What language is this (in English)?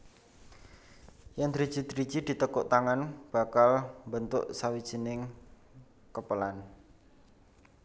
Javanese